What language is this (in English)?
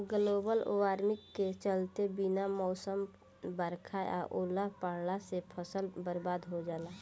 Bhojpuri